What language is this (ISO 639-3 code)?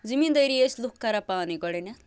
kas